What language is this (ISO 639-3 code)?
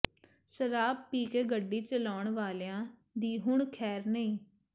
pan